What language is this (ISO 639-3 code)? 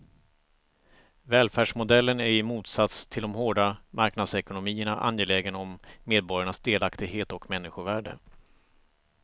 swe